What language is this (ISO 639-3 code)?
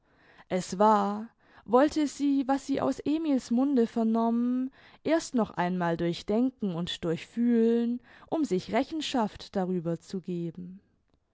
deu